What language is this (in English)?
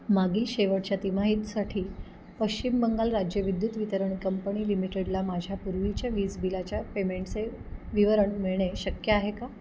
Marathi